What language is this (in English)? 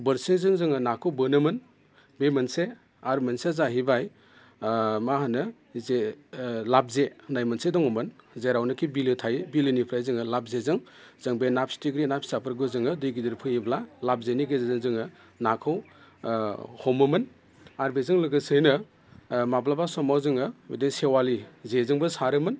Bodo